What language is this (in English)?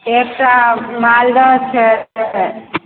Maithili